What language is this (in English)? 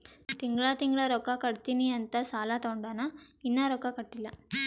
Kannada